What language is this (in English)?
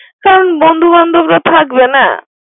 Bangla